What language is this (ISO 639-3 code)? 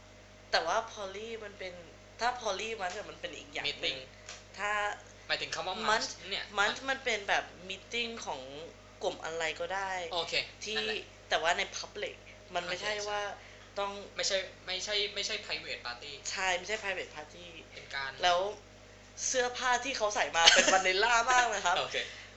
tha